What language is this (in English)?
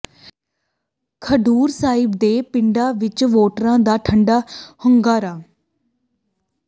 Punjabi